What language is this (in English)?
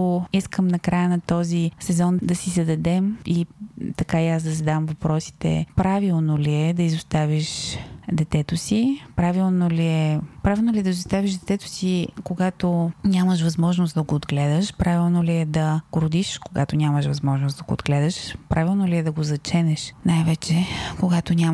Bulgarian